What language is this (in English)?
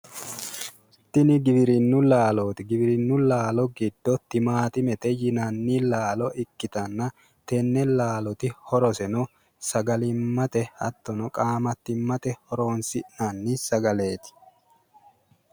Sidamo